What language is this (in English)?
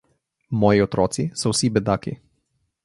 Slovenian